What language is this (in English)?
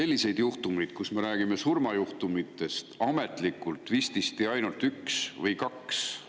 Estonian